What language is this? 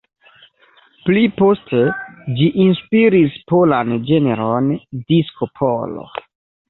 Esperanto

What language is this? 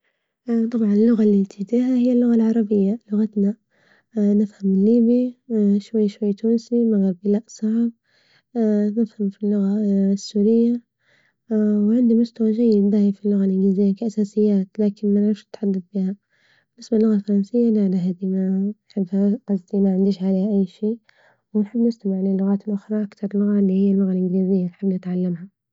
Libyan Arabic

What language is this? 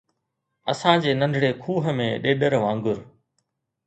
Sindhi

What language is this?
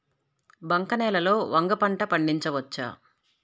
Telugu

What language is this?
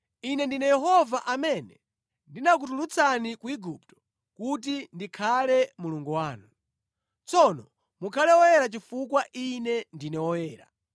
Nyanja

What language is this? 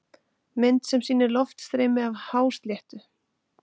Icelandic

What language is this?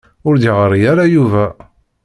Kabyle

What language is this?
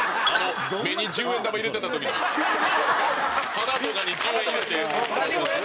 Japanese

